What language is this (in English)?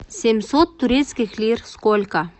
Russian